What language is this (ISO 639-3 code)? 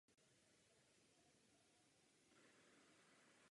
ces